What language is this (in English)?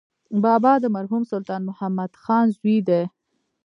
Pashto